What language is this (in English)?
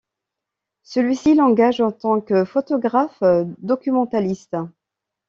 French